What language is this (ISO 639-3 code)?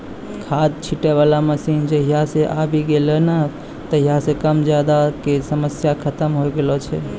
mai